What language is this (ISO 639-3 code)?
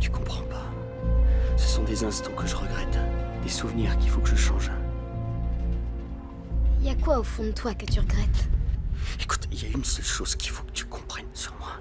fra